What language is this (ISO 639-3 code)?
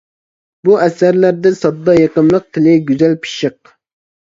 uig